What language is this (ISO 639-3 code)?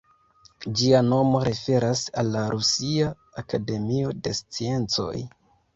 epo